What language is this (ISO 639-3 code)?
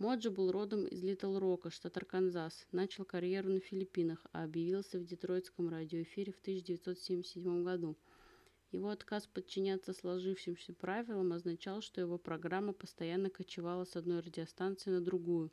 rus